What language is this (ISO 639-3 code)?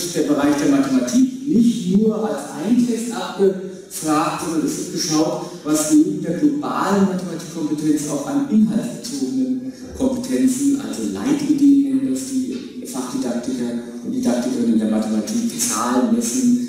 deu